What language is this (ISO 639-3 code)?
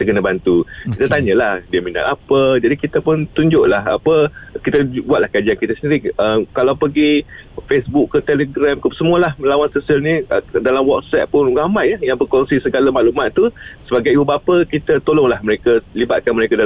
msa